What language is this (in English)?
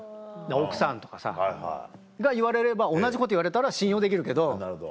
Japanese